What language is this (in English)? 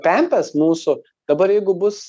Lithuanian